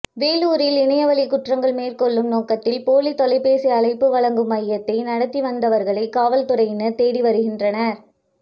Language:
Tamil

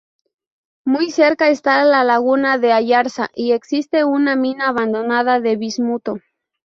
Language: Spanish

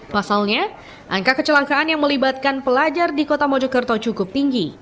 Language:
Indonesian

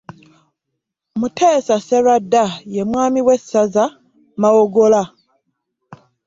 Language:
Ganda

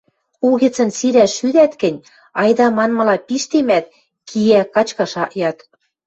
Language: Western Mari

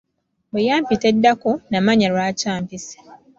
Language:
Ganda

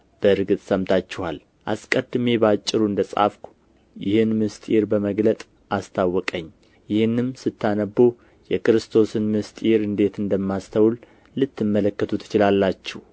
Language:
Amharic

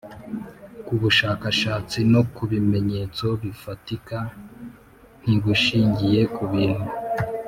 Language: Kinyarwanda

